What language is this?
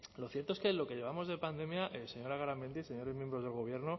Spanish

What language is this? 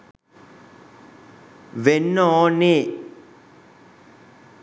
Sinhala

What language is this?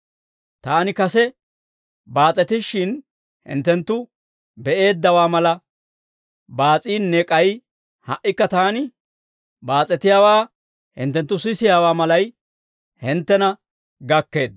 Dawro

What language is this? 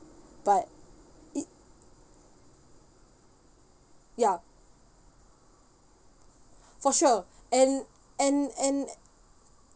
English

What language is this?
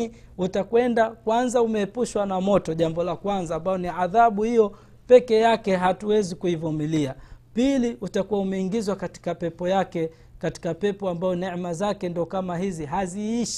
Swahili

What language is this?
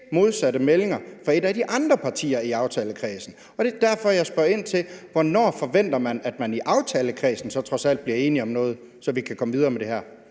Danish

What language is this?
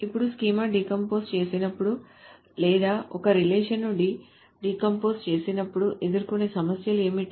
Telugu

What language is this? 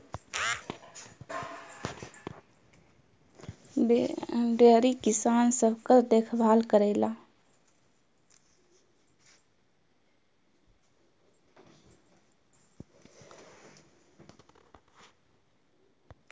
Bhojpuri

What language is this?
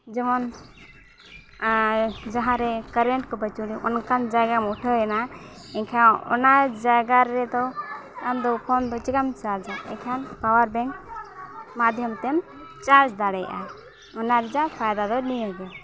Santali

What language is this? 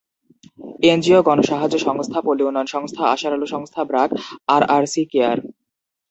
Bangla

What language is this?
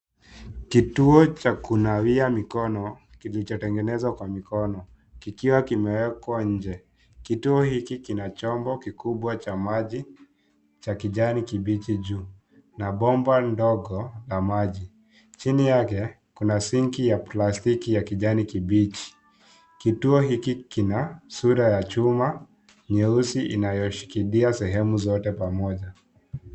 Swahili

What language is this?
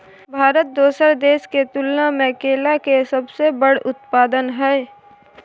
Maithili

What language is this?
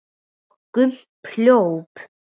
Icelandic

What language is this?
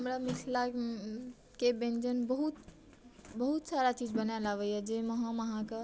Maithili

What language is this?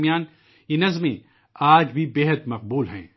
Urdu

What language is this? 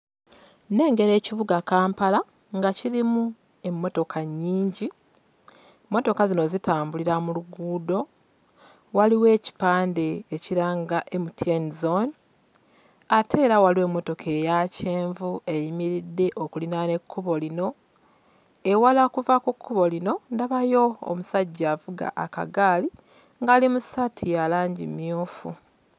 Ganda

